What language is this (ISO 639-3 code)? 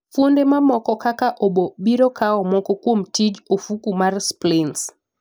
luo